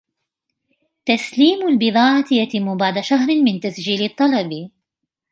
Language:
Arabic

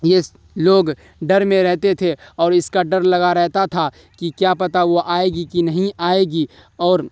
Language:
Urdu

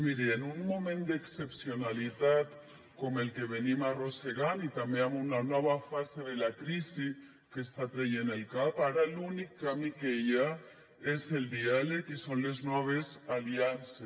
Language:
Catalan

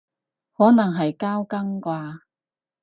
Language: Cantonese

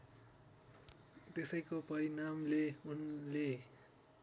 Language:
Nepali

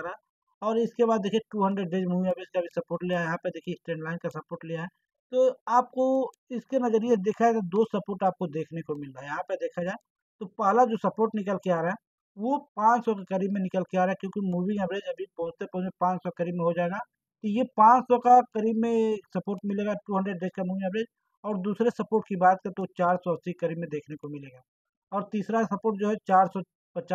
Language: Hindi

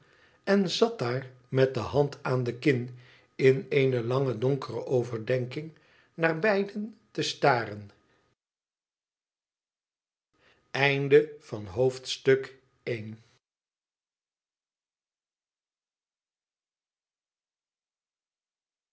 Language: Dutch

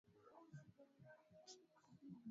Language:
Swahili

